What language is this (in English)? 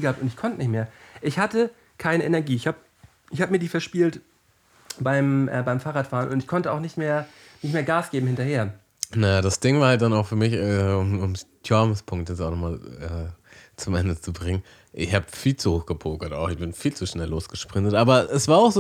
German